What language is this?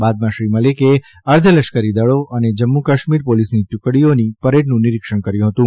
Gujarati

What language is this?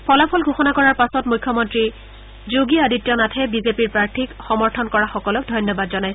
Assamese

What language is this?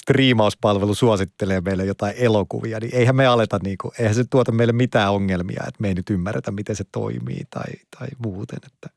Finnish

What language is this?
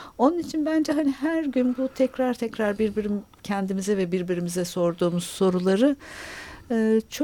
Turkish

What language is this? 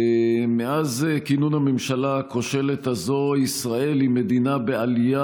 Hebrew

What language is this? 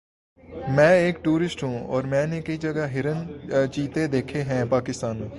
Urdu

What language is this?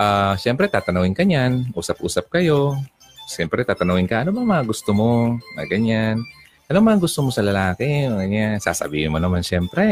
Filipino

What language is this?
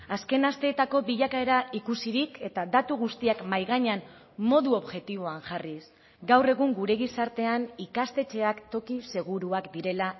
Basque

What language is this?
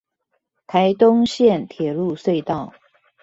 Chinese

